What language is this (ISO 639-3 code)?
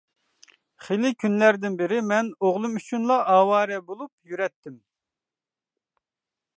uig